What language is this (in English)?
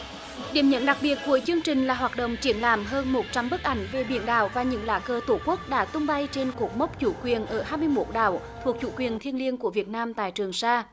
Vietnamese